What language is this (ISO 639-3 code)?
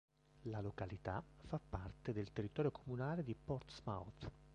ita